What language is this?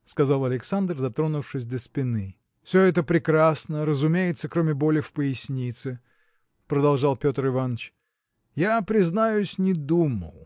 Russian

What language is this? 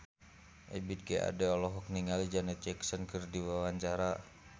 Sundanese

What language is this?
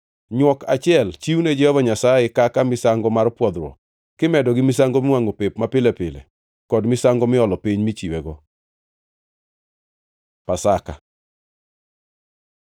Luo (Kenya and Tanzania)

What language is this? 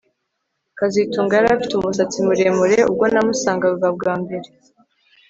Kinyarwanda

